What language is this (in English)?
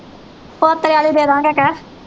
Punjabi